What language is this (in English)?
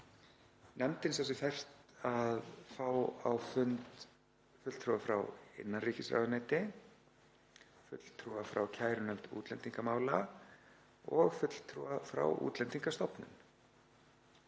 Icelandic